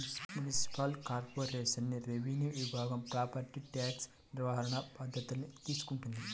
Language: Telugu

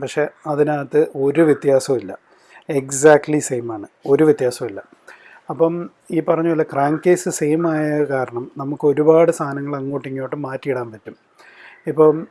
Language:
English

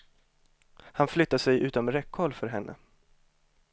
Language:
Swedish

